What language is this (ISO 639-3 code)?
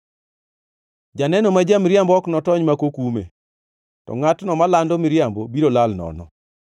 luo